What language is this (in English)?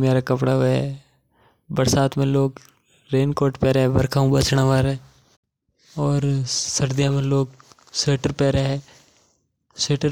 Mewari